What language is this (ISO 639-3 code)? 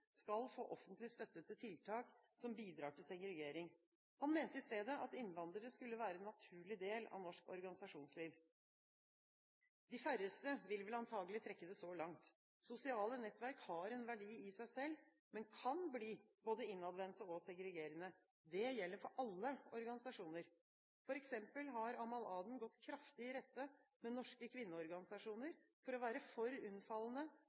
nob